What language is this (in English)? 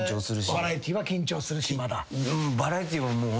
Japanese